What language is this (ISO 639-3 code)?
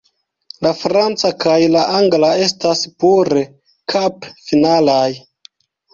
epo